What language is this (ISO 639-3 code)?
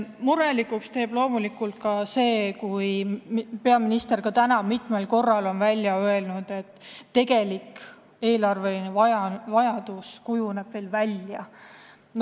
est